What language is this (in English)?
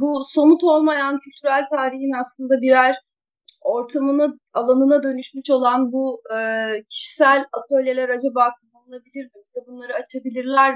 Turkish